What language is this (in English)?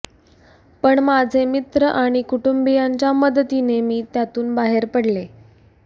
Marathi